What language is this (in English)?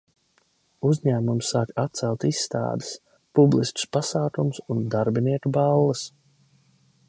Latvian